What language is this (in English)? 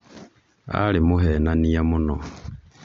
Kikuyu